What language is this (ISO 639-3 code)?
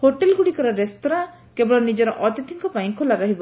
ori